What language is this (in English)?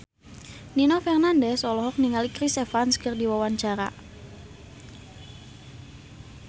Sundanese